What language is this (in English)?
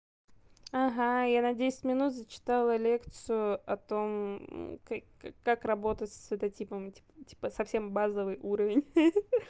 Russian